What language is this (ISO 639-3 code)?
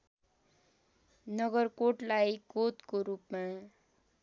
nep